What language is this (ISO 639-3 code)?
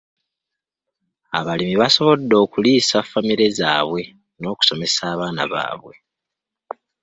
lug